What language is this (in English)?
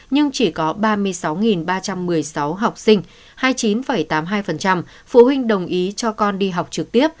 Vietnamese